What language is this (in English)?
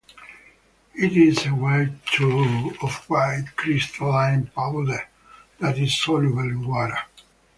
English